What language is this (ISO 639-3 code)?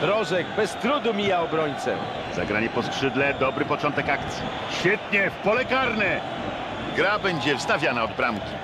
pol